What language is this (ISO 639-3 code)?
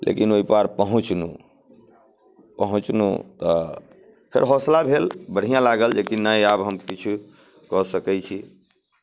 mai